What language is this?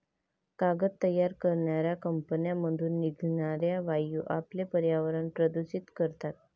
Marathi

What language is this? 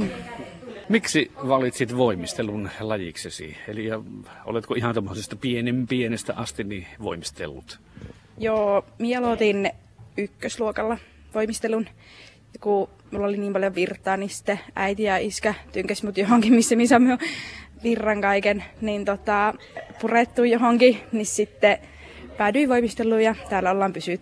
Finnish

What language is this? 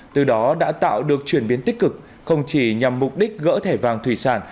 Vietnamese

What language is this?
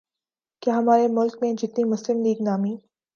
Urdu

